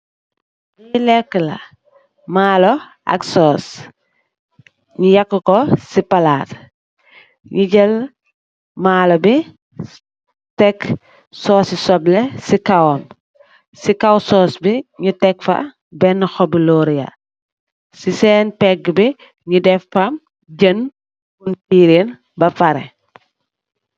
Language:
Wolof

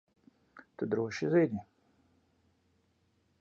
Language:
Latvian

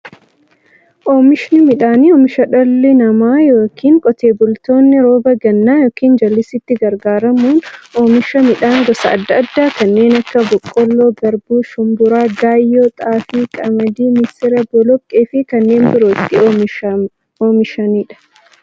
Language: Oromo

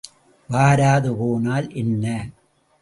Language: Tamil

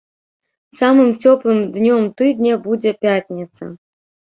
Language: Belarusian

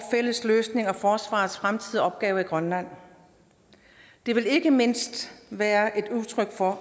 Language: Danish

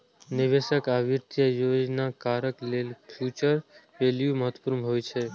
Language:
Maithili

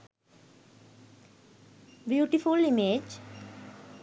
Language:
Sinhala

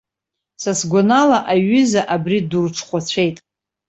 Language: Abkhazian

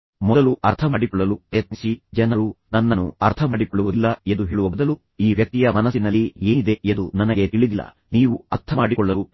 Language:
Kannada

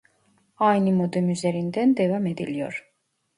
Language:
Turkish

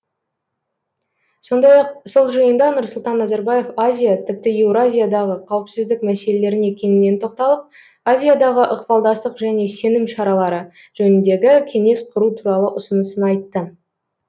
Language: Kazakh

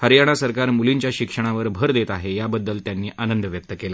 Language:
Marathi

